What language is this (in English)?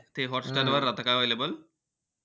Marathi